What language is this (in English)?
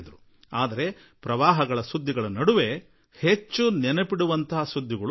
Kannada